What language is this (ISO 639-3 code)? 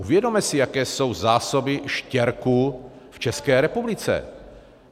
ces